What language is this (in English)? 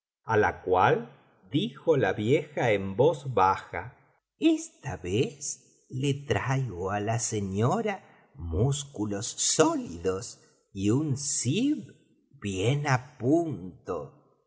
Spanish